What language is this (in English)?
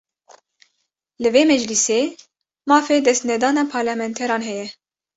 Kurdish